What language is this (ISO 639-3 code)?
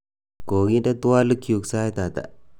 kln